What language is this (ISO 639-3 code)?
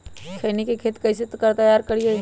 mag